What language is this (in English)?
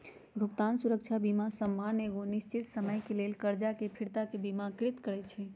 Magahi